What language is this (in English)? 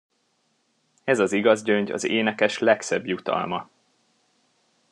Hungarian